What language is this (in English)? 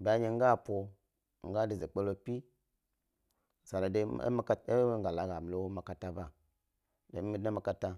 Gbari